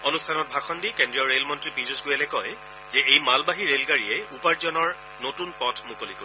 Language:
Assamese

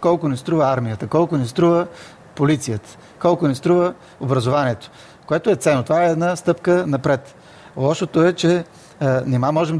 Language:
Bulgarian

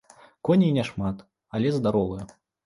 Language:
Belarusian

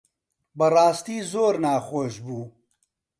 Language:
Central Kurdish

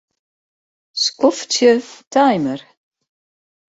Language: Western Frisian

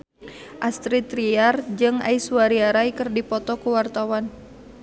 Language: Sundanese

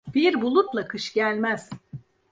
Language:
Turkish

